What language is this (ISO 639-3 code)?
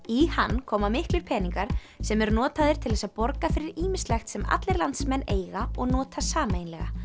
isl